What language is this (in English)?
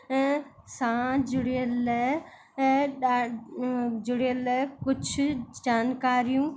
Sindhi